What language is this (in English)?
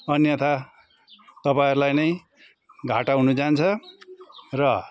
Nepali